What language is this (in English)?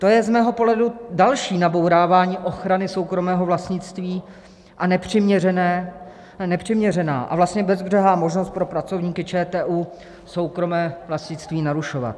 Czech